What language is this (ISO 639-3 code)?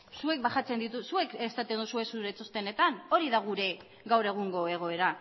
eus